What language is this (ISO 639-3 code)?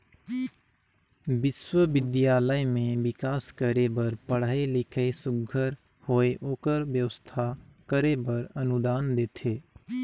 hne